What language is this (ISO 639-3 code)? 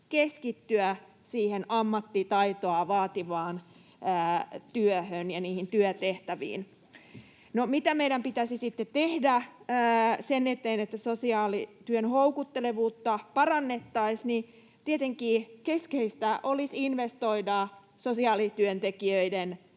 fin